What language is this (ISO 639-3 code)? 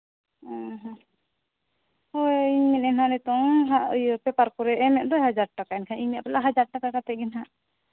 sat